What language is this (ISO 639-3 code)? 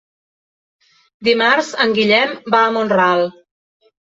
cat